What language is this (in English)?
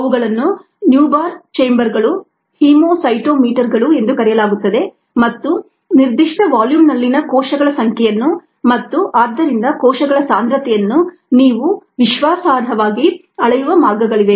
Kannada